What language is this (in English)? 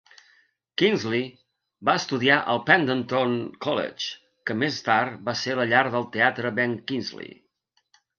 Catalan